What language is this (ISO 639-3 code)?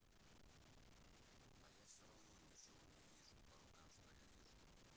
rus